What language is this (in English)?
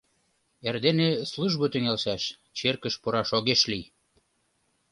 Mari